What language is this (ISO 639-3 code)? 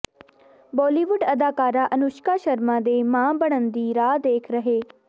pan